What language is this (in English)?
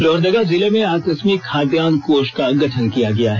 Hindi